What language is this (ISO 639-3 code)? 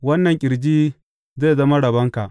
hau